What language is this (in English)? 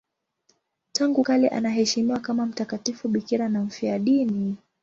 Swahili